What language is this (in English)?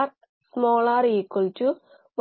Malayalam